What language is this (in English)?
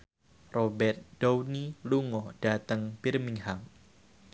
Javanese